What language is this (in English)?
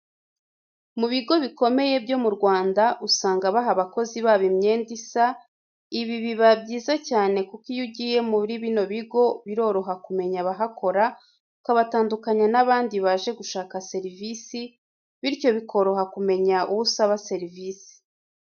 Kinyarwanda